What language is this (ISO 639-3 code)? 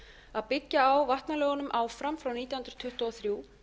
isl